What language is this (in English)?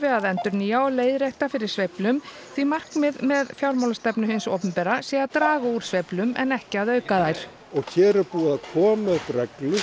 Icelandic